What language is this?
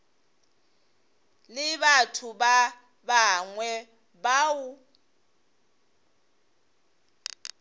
Northern Sotho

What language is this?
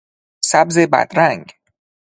Persian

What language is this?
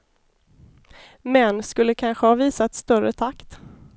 Swedish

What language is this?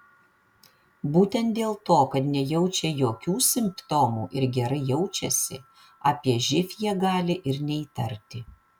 Lithuanian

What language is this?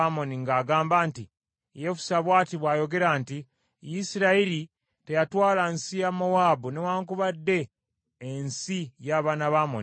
Ganda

